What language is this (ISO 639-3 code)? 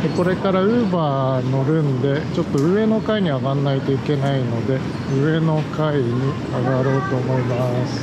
jpn